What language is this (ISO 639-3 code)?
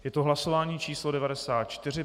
ces